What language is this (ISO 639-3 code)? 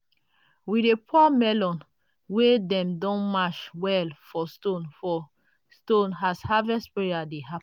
pcm